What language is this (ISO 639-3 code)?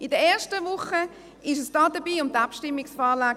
gsw